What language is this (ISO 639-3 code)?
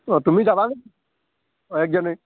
asm